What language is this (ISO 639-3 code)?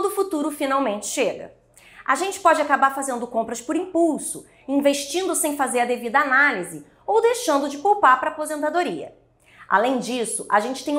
por